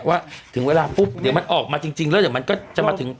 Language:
Thai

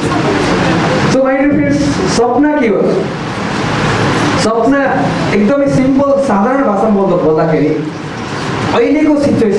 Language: Indonesian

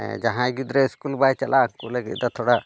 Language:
Santali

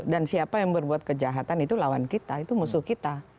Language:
Indonesian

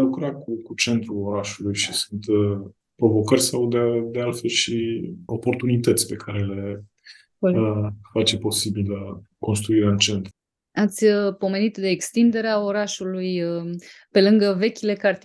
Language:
Romanian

